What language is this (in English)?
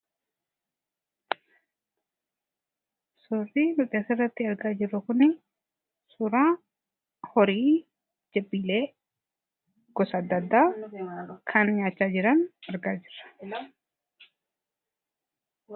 Oromo